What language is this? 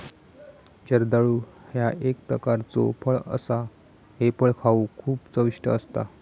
Marathi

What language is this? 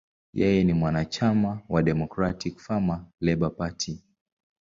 Swahili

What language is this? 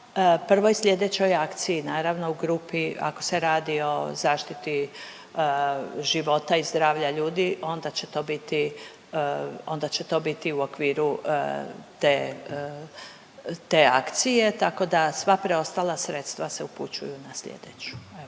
Croatian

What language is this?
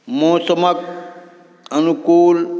Maithili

